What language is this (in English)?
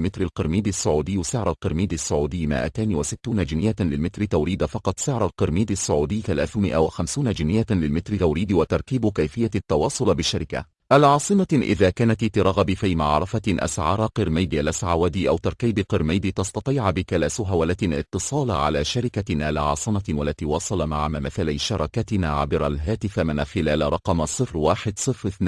Arabic